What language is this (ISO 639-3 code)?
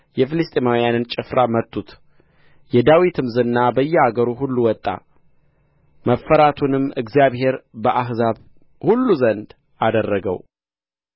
amh